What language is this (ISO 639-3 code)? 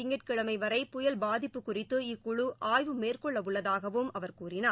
tam